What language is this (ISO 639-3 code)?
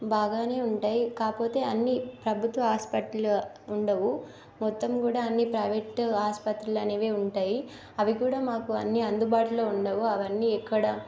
tel